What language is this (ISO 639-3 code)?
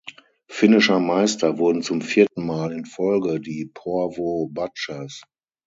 deu